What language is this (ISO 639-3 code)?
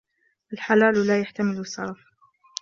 ara